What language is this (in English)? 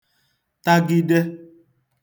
Igbo